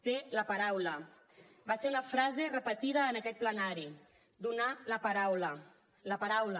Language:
Catalan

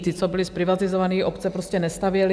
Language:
Czech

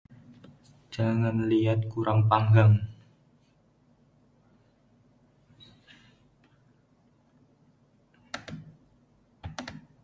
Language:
Indonesian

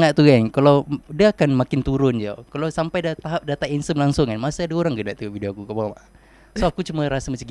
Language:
Malay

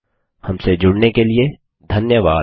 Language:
Hindi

